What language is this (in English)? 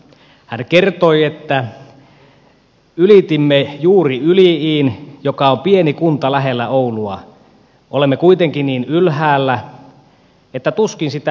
Finnish